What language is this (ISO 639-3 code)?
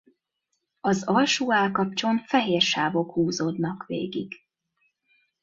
hun